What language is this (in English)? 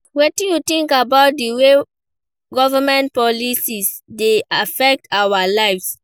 Nigerian Pidgin